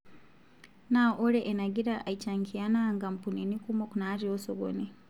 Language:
Masai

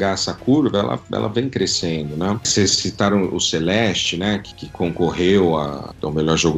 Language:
Portuguese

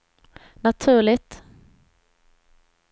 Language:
Swedish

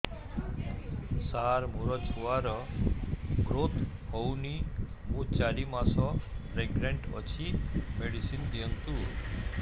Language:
Odia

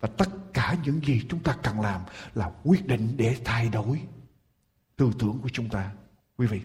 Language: Vietnamese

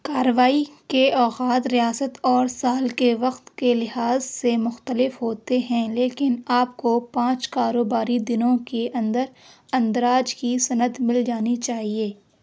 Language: Urdu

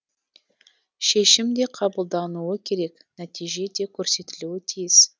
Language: Kazakh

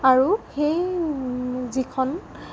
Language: Assamese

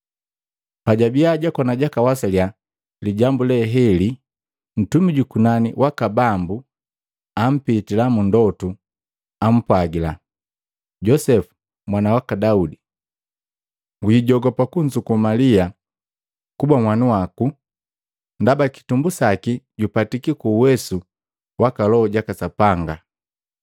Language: Matengo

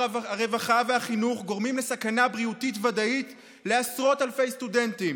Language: Hebrew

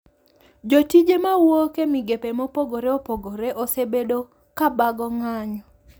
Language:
Luo (Kenya and Tanzania)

